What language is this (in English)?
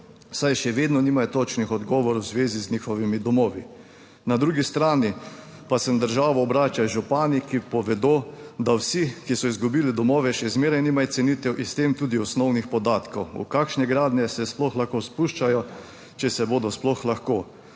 Slovenian